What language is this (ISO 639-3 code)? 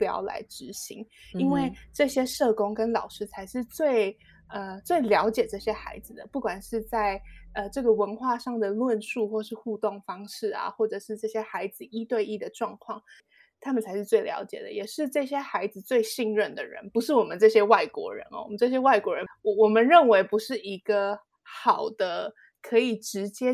zho